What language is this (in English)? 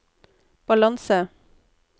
Norwegian